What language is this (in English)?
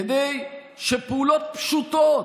Hebrew